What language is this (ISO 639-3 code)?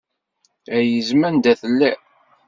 kab